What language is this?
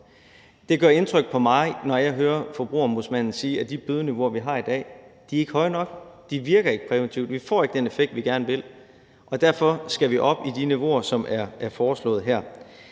Danish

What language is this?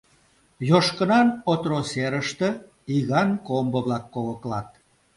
Mari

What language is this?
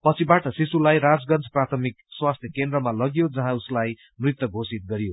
Nepali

